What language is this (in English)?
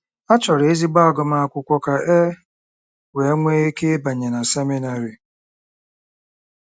Igbo